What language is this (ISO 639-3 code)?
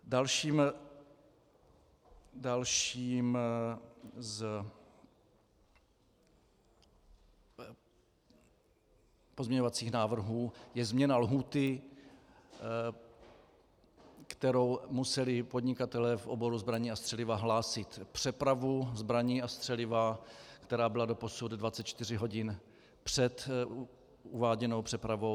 ces